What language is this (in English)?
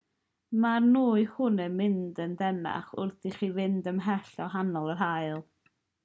Welsh